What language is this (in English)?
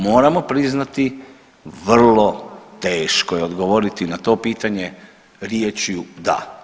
Croatian